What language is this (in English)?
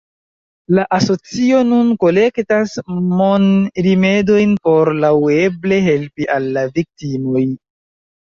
Esperanto